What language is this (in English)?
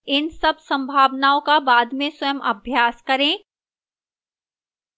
Hindi